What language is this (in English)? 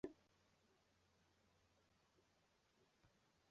Chinese